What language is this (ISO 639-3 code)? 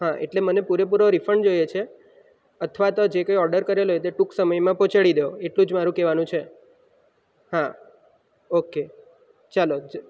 guj